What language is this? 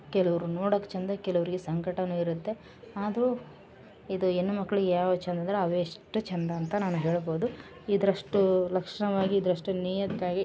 Kannada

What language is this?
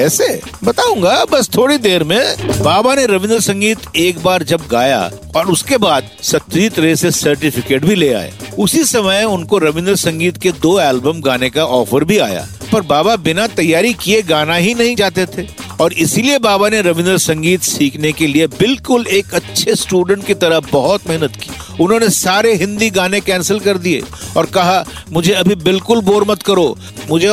Hindi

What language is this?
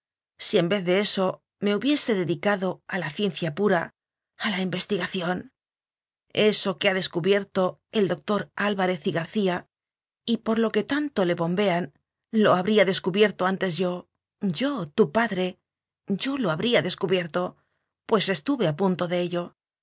Spanish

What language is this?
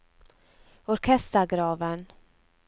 Norwegian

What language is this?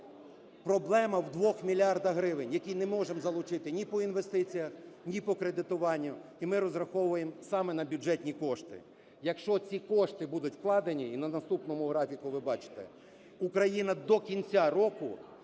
Ukrainian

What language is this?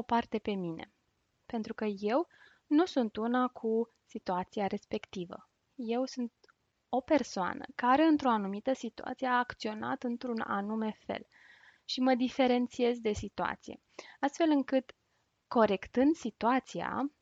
Romanian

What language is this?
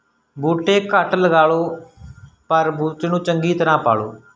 Punjabi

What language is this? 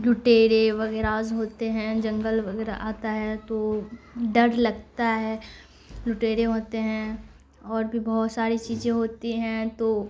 Urdu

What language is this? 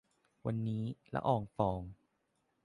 Thai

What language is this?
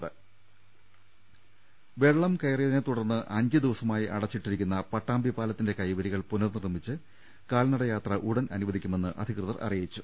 Malayalam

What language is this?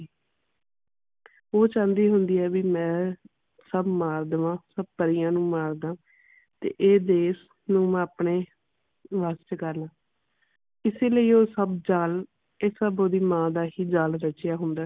Punjabi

